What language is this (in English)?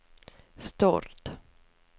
Norwegian